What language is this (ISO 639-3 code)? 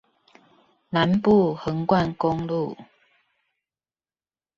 zho